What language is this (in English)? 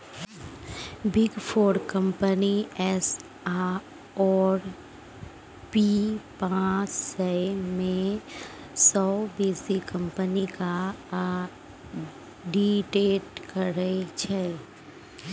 Maithili